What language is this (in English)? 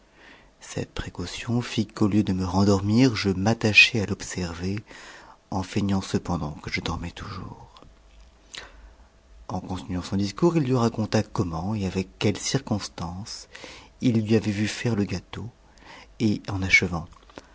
French